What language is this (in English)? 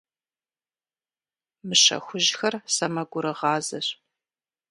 Kabardian